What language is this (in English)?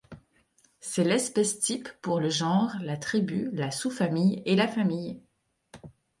French